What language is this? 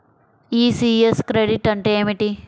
Telugu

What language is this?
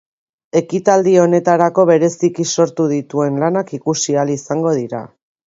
Basque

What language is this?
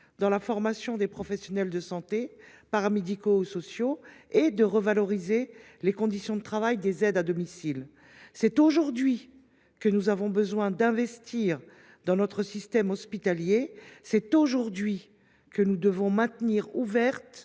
French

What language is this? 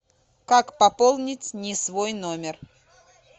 Russian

